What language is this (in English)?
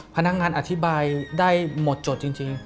Thai